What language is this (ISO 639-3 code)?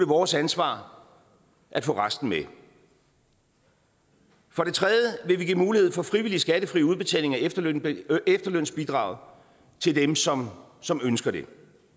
dan